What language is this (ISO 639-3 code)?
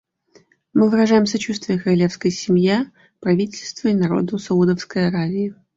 rus